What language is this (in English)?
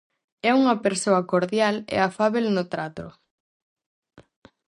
Galician